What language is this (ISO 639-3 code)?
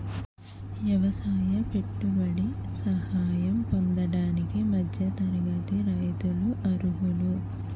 tel